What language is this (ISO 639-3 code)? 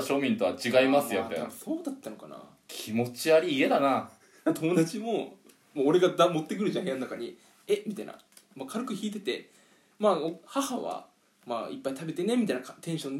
jpn